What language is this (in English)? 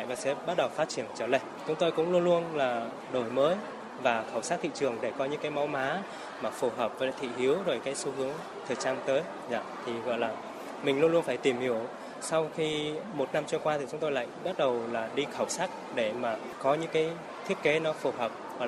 Vietnamese